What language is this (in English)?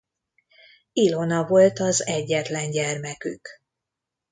Hungarian